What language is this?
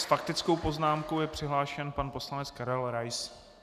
Czech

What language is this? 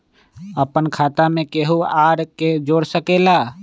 Magahi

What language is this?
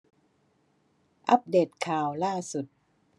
Thai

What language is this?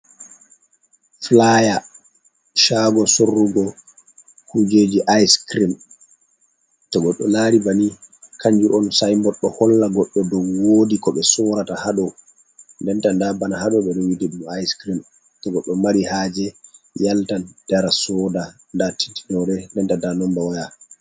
Fula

